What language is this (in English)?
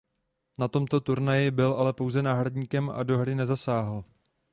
Czech